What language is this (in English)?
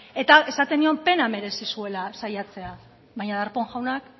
Basque